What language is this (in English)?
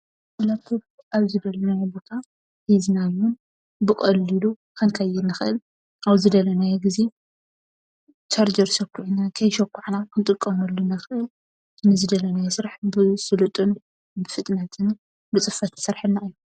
Tigrinya